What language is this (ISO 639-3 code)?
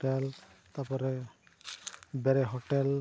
sat